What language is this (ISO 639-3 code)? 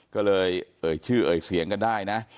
tha